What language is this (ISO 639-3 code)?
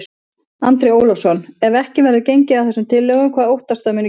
isl